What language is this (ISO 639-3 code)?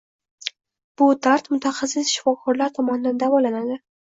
uzb